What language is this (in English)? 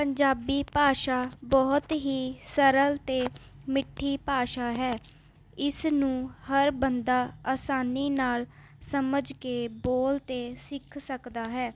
Punjabi